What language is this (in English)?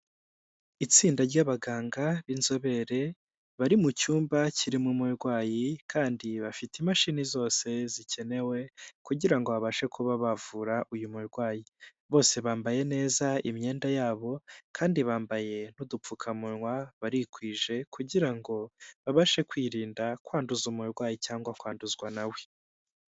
Kinyarwanda